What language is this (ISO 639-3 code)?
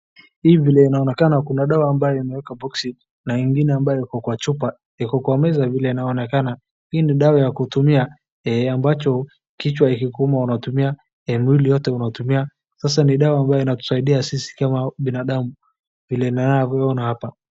swa